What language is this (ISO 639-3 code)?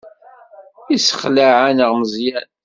kab